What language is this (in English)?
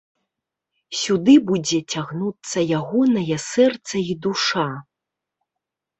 Belarusian